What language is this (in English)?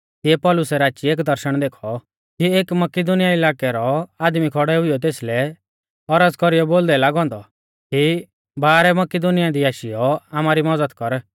Mahasu Pahari